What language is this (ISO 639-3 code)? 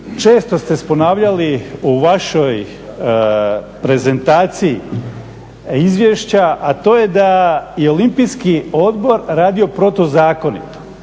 hrv